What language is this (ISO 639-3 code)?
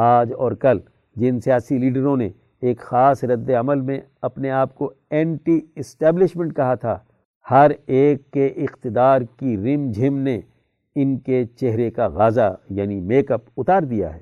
urd